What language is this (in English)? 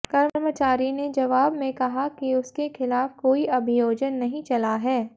Hindi